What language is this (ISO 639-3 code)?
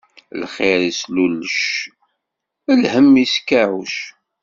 kab